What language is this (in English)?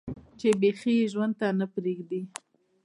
Pashto